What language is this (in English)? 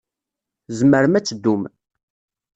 Kabyle